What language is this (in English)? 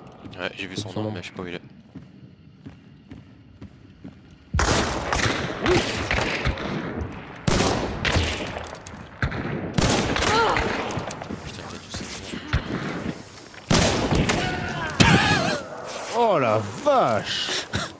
French